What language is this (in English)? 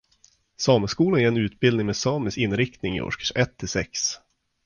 Swedish